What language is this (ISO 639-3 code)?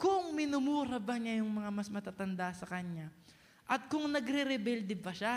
fil